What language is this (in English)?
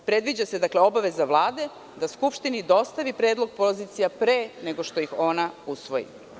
Serbian